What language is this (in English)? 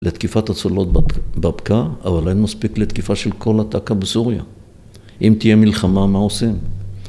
Hebrew